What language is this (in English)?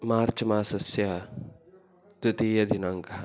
Sanskrit